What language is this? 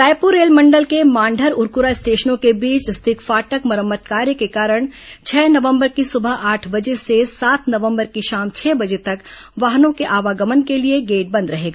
Hindi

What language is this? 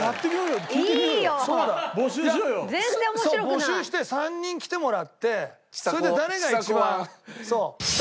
Japanese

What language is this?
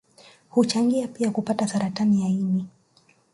Swahili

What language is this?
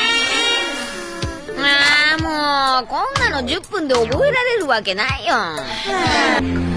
Japanese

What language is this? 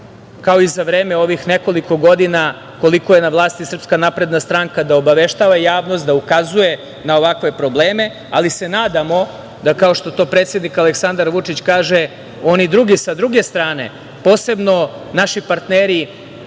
Serbian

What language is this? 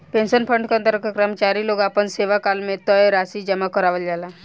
Bhojpuri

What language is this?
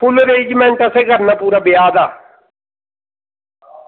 Dogri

